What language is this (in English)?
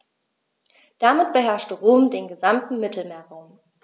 German